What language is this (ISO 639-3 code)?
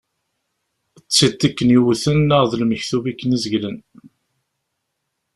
kab